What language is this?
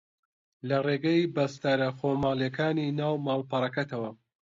Central Kurdish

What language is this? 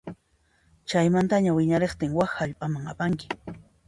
Puno Quechua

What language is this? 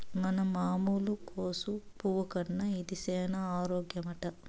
Telugu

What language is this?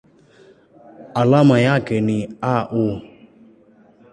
Swahili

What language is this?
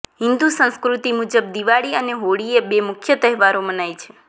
Gujarati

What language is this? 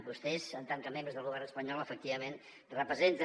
Catalan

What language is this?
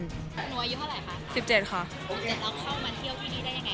Thai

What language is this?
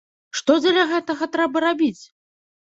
Belarusian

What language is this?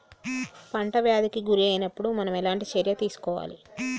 Telugu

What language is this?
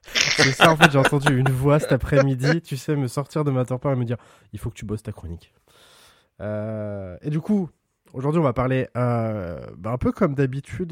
French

